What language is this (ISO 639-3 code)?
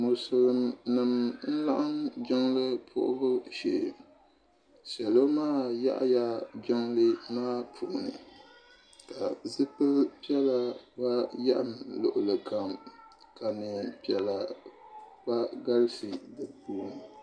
dag